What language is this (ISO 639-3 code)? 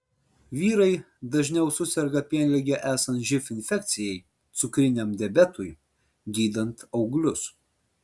lit